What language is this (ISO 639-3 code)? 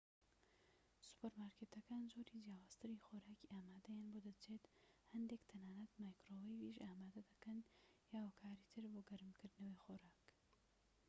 ckb